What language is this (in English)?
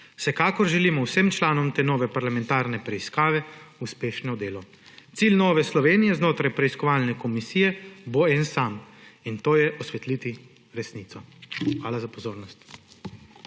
Slovenian